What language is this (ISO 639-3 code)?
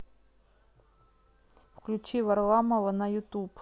rus